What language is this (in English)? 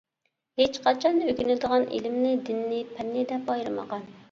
Uyghur